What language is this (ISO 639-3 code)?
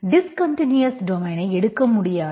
tam